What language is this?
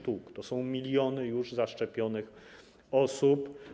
Polish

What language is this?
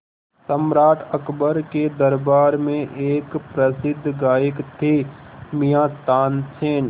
Hindi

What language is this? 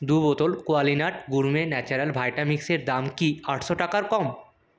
Bangla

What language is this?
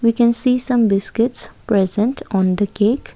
English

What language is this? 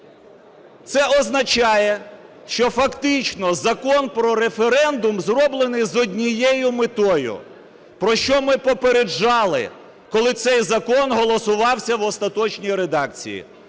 Ukrainian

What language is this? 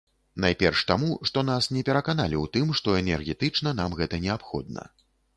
Belarusian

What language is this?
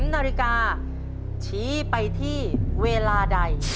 Thai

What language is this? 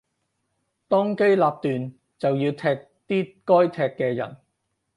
Cantonese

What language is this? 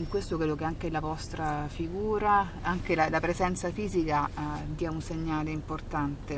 Italian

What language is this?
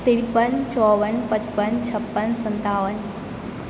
Maithili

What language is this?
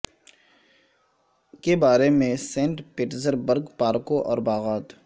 Urdu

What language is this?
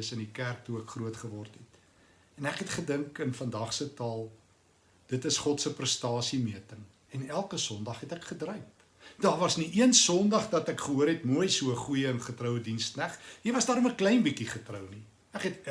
Dutch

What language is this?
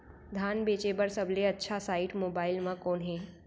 Chhattisgarhi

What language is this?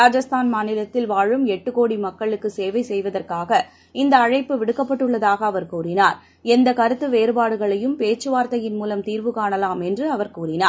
Tamil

